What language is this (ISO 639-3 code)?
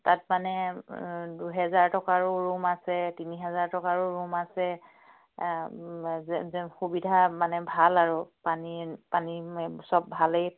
asm